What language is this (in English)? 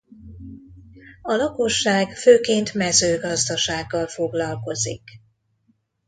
Hungarian